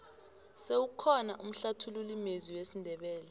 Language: South Ndebele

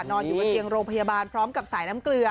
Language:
Thai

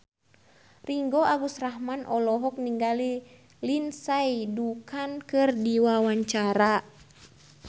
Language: Sundanese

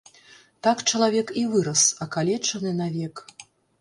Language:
Belarusian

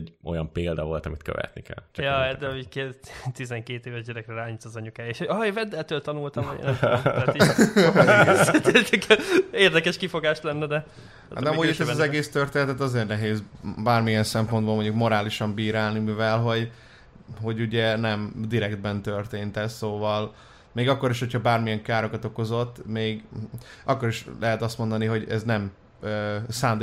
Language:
Hungarian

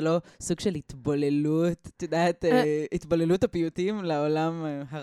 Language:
Hebrew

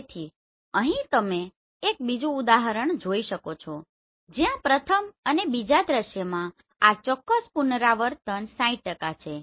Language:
Gujarati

